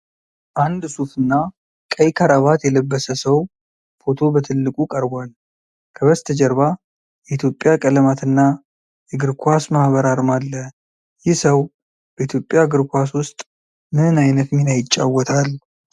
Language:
Amharic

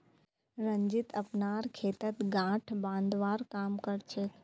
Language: Magahi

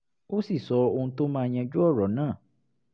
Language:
Yoruba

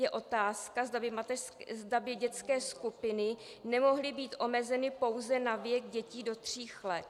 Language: Czech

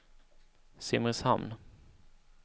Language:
Swedish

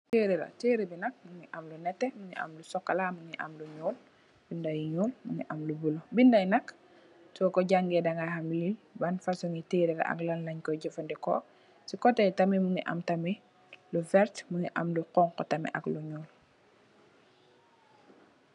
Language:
Wolof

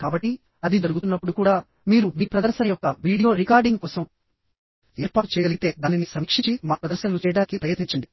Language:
Telugu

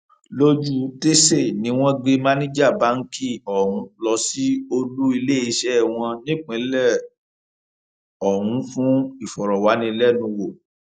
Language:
Yoruba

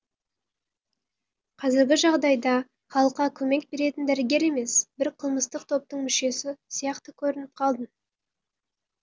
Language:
Kazakh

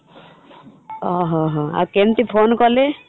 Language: Odia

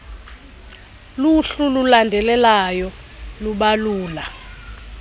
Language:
Xhosa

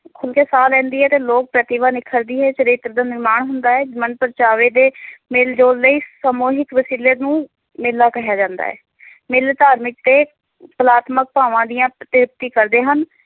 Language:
Punjabi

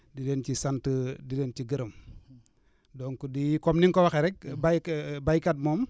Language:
Wolof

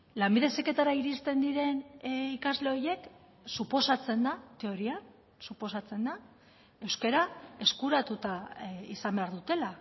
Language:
Basque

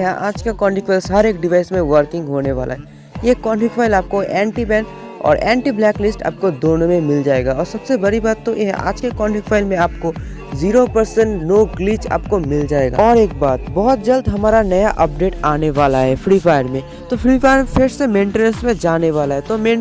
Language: Hindi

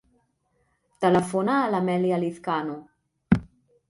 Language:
Catalan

